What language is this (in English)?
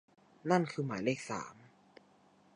Thai